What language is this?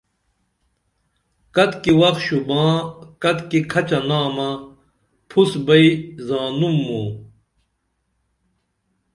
Dameli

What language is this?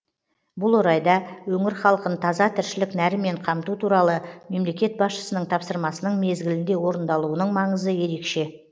Kazakh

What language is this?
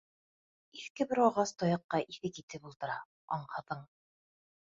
Bashkir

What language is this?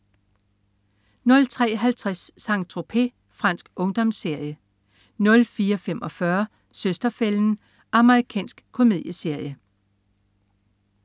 Danish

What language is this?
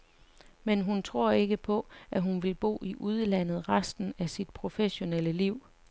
Danish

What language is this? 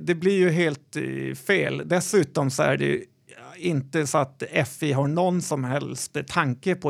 Swedish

